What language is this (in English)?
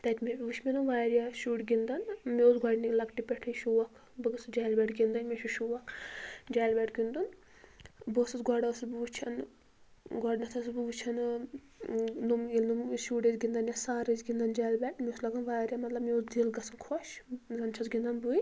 Kashmiri